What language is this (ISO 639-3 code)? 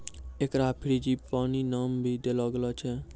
mai